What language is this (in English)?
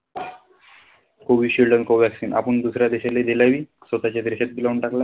Marathi